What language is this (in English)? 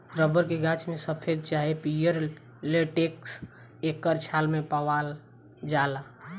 Bhojpuri